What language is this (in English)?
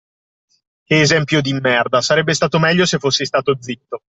Italian